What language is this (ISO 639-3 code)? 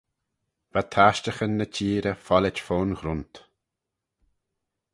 glv